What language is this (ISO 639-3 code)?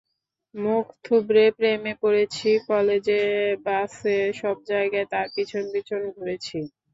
ben